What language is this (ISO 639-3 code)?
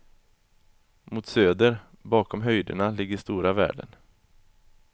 swe